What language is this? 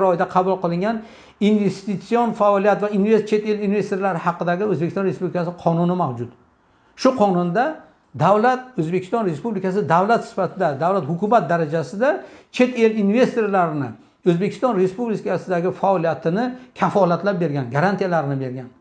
Turkish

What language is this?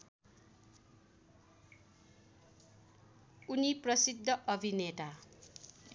Nepali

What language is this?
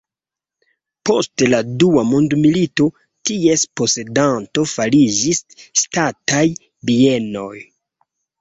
Esperanto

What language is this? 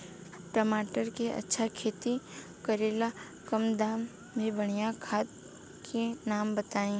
Bhojpuri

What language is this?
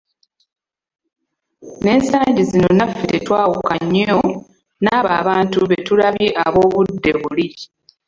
Ganda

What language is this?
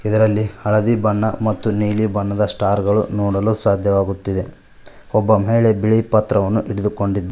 Kannada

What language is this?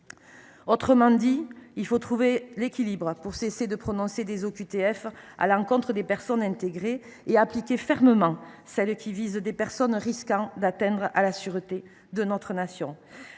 French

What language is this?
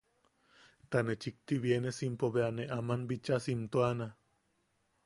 Yaqui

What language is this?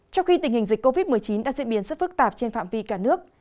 Vietnamese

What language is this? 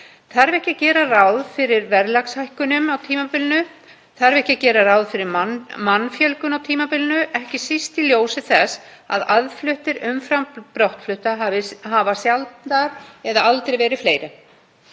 Icelandic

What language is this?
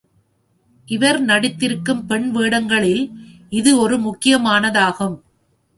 Tamil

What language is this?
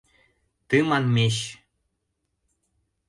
Mari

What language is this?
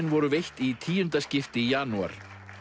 Icelandic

